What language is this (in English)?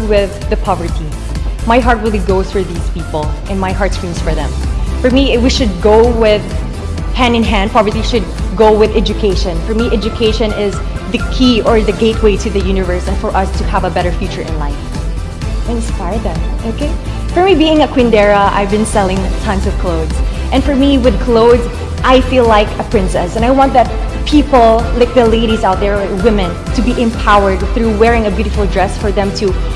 English